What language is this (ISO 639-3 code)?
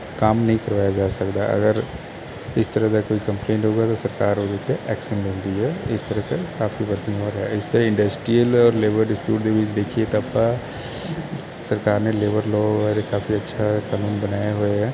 pan